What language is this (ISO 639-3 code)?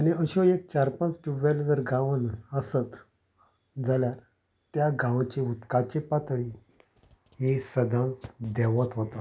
kok